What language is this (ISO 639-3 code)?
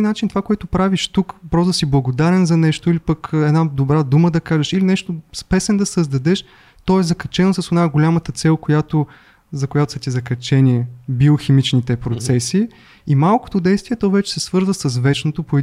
bul